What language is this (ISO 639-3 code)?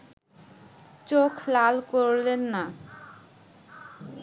ben